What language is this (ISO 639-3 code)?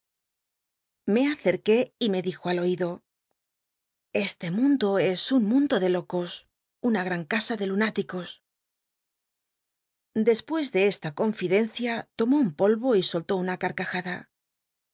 spa